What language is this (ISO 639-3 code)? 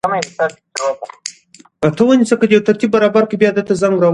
pus